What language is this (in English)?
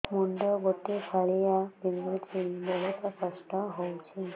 Odia